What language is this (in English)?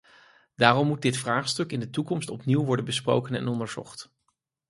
Dutch